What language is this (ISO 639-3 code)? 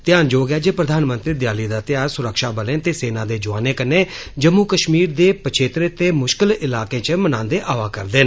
doi